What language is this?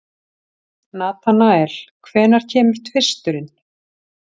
Icelandic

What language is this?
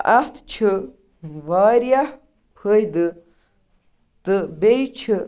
Kashmiri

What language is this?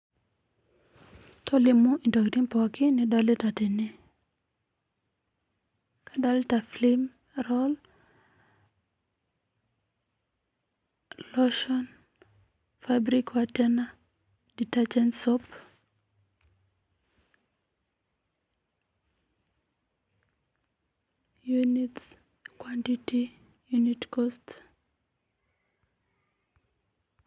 Masai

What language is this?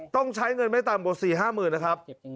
Thai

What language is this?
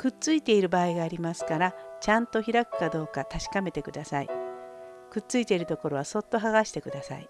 Japanese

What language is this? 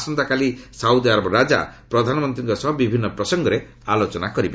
Odia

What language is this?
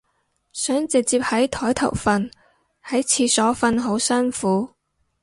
Cantonese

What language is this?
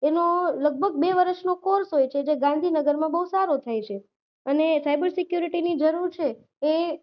Gujarati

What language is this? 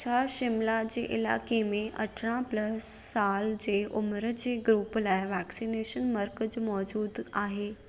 Sindhi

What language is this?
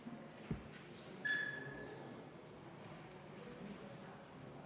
Estonian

